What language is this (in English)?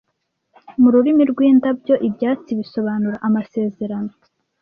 Kinyarwanda